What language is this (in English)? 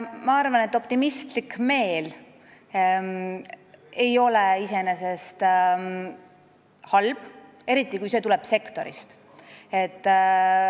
Estonian